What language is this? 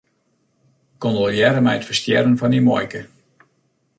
Western Frisian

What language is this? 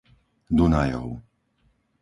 Slovak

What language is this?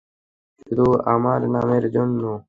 Bangla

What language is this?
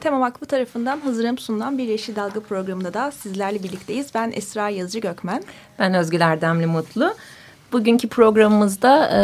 Turkish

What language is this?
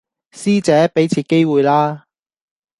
Cantonese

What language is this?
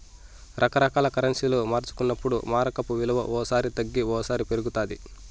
Telugu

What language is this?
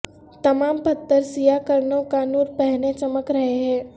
Urdu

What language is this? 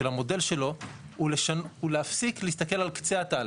Hebrew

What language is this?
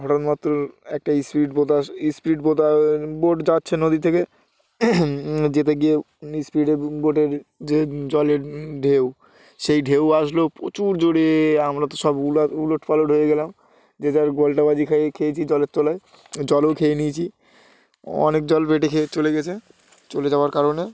Bangla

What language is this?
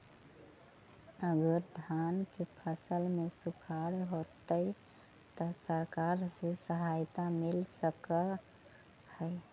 Magahi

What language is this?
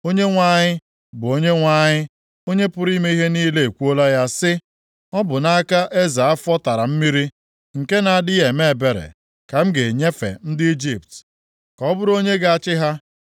Igbo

